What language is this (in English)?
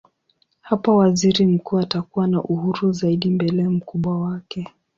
Swahili